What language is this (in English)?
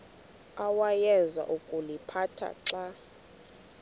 Xhosa